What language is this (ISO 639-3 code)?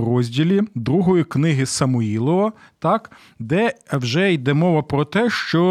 ukr